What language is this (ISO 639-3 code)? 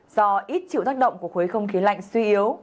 vie